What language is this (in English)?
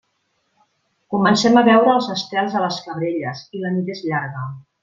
Catalan